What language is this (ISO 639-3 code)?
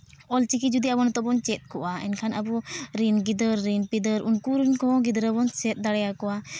sat